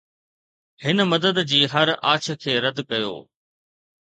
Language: Sindhi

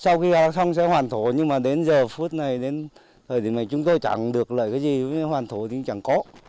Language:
Vietnamese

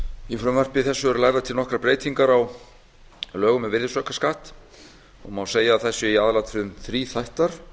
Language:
Icelandic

